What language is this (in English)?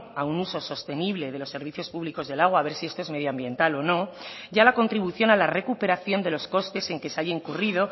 Spanish